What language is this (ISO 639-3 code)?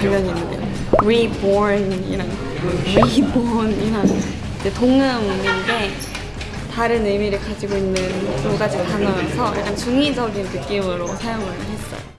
kor